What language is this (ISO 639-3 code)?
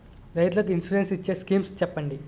tel